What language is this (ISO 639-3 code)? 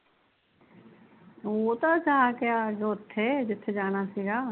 pan